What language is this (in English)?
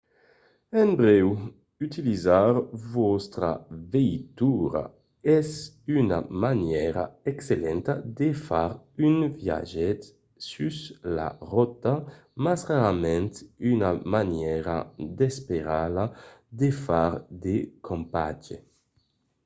Occitan